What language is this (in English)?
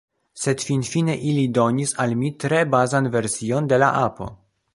Esperanto